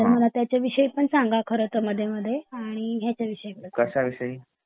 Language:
Marathi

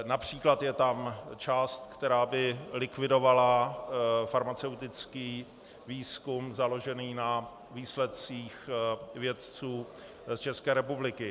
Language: Czech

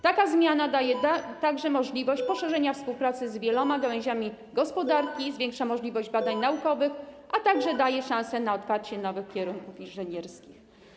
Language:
Polish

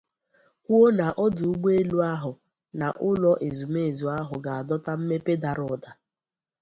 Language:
Igbo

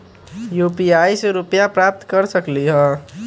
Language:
Magahi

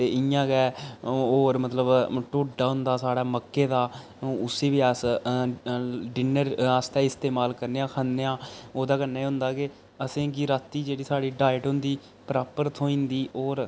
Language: Dogri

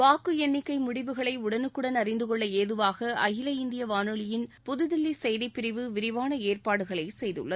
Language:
Tamil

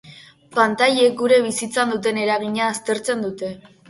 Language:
Basque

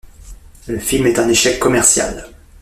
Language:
French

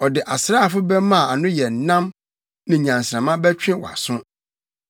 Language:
Akan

